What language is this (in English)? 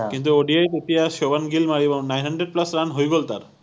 Assamese